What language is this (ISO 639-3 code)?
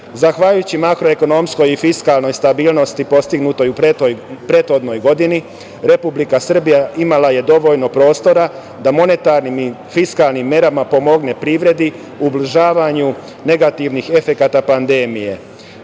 srp